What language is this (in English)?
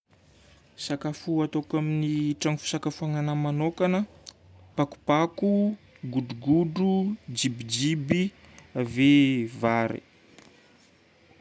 Northern Betsimisaraka Malagasy